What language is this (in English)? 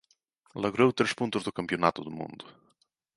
Galician